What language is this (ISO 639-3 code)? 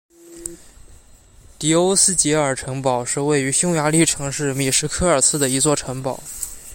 zho